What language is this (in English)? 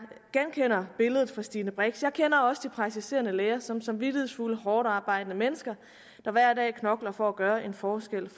Danish